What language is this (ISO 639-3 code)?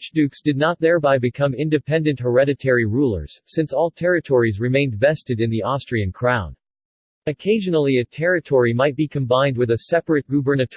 eng